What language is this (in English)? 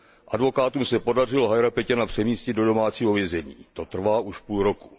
Czech